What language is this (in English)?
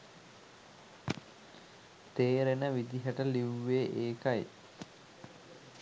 Sinhala